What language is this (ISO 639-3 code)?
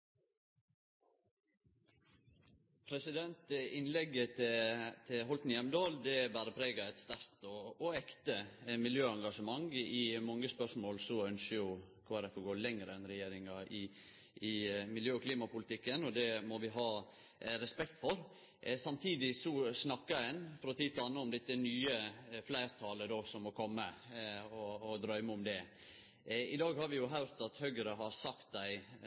nor